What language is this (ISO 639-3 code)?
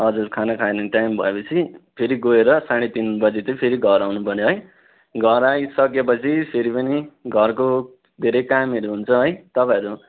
nep